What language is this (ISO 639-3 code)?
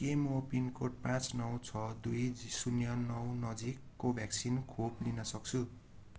nep